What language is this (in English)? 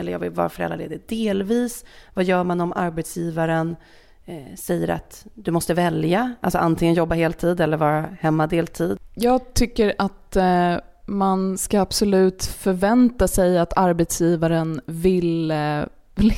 Swedish